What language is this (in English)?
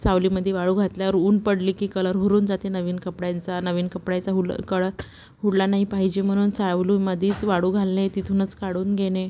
Marathi